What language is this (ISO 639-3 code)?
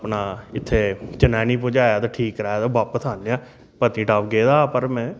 doi